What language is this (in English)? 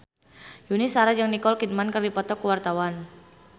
Sundanese